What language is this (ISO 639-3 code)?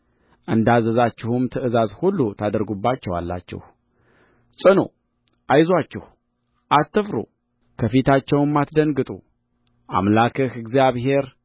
amh